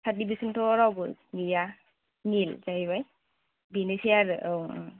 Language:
Bodo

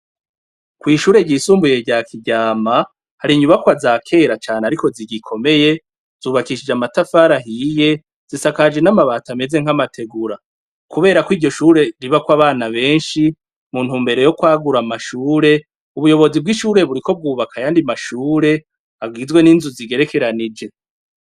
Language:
Rundi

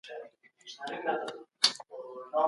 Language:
Pashto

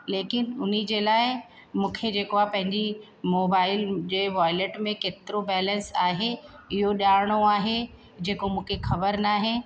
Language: Sindhi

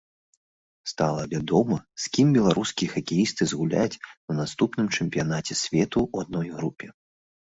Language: Belarusian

